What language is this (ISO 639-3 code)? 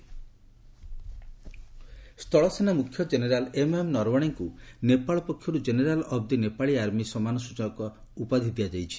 ori